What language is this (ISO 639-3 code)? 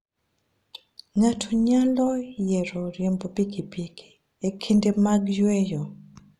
luo